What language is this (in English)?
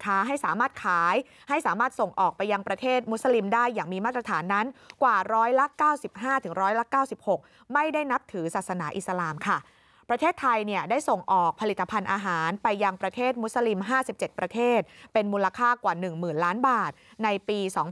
Thai